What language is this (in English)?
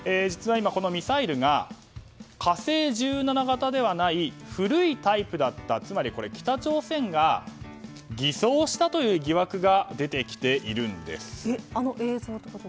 Japanese